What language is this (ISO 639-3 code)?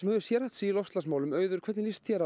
isl